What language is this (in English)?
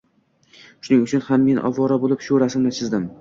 Uzbek